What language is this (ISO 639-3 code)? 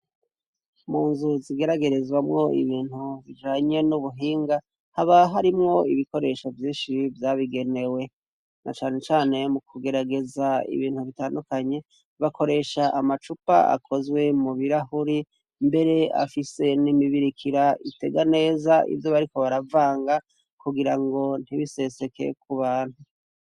run